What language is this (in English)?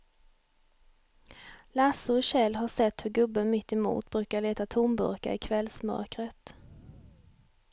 Swedish